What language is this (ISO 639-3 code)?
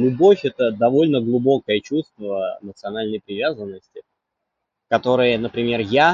rus